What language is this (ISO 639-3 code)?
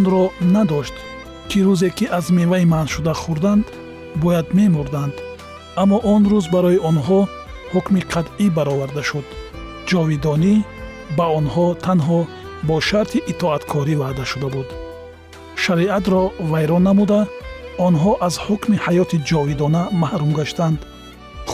fas